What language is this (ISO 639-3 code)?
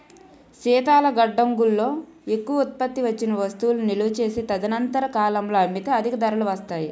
tel